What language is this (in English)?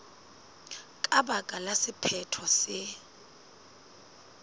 Southern Sotho